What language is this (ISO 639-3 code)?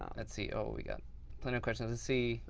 eng